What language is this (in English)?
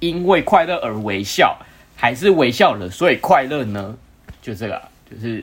Chinese